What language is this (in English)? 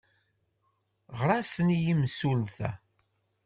Kabyle